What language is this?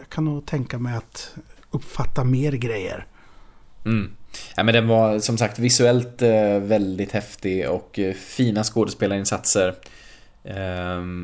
Swedish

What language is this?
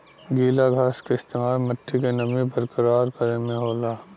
Bhojpuri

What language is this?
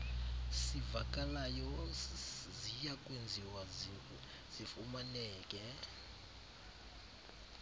Xhosa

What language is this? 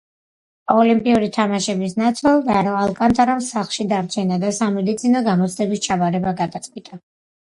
Georgian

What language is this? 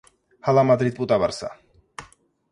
Georgian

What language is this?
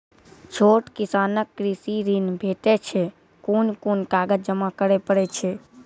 Maithili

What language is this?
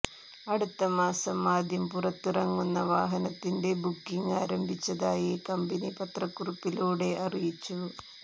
Malayalam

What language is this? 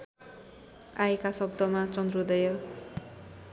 Nepali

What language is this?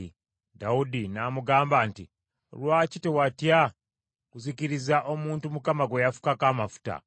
Ganda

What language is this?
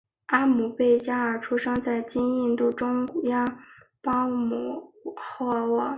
Chinese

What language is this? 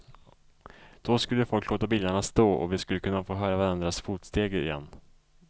Swedish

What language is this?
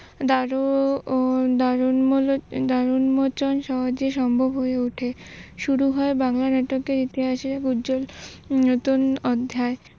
Bangla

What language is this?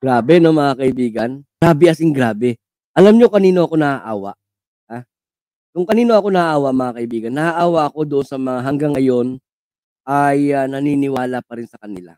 Filipino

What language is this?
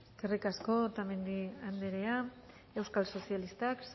Basque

